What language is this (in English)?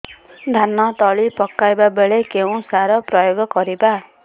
Odia